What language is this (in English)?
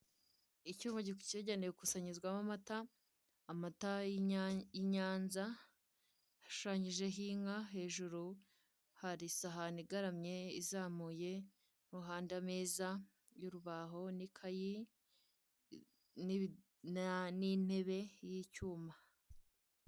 Kinyarwanda